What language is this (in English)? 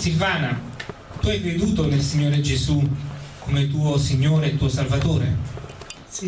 Italian